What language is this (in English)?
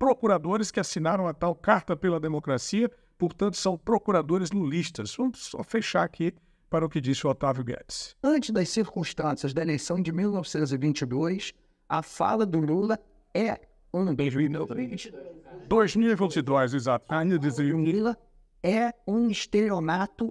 Portuguese